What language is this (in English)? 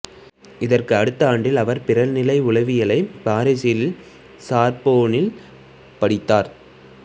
Tamil